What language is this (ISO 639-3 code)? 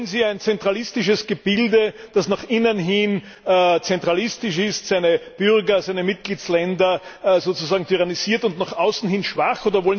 deu